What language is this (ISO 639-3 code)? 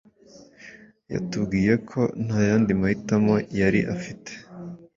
kin